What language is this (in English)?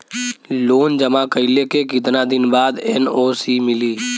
Bhojpuri